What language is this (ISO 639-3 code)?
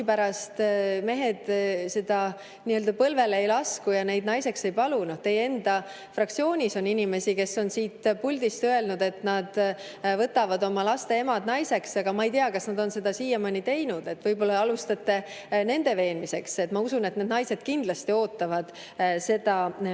est